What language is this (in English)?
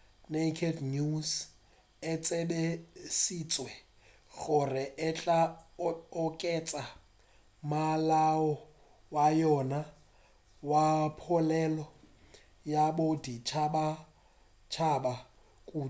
Northern Sotho